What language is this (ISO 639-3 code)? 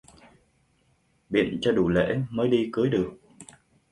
vie